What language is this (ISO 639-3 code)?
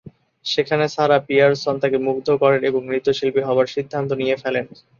ben